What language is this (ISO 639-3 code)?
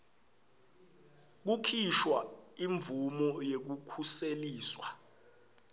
ssw